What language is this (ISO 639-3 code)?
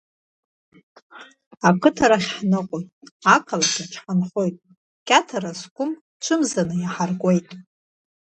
abk